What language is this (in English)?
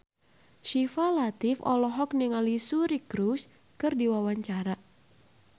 Sundanese